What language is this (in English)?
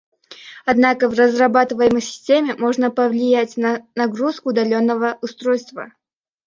Russian